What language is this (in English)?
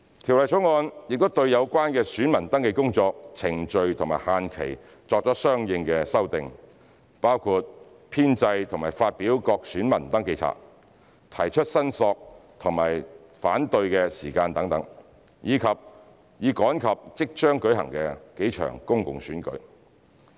Cantonese